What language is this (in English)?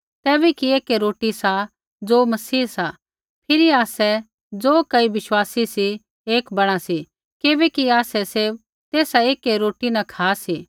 Kullu Pahari